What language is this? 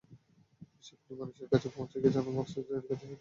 Bangla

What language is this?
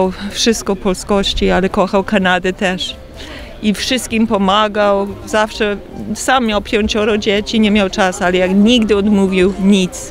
Polish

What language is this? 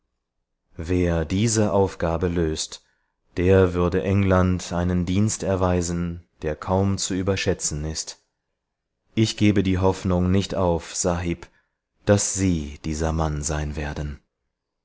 German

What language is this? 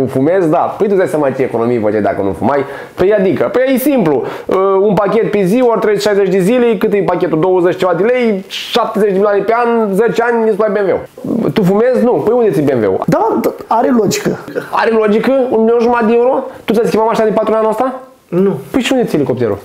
Romanian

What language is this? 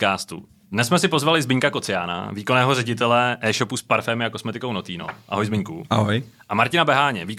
Czech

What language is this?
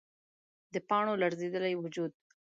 Pashto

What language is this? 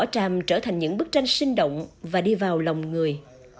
Vietnamese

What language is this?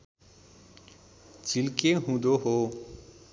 Nepali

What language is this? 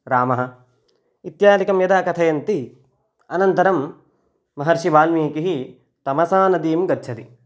Sanskrit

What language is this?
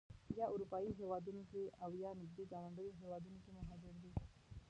Pashto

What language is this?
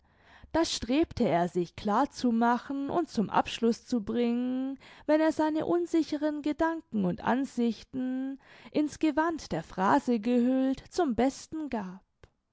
German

